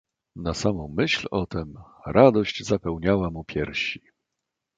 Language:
Polish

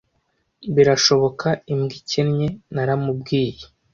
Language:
Kinyarwanda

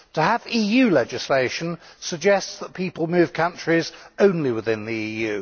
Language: English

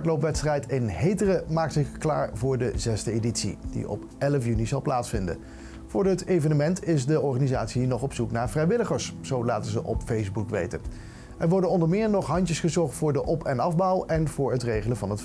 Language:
Dutch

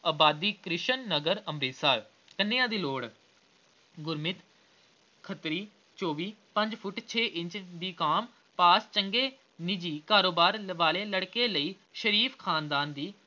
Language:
Punjabi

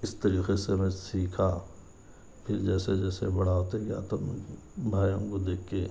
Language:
Urdu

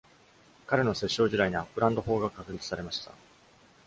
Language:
Japanese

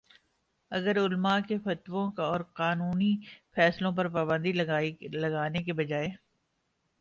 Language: Urdu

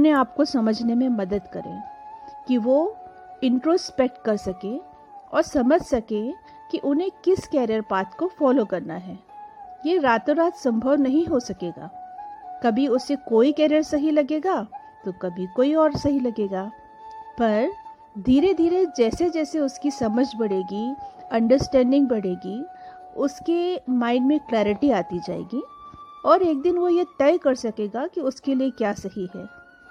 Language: Hindi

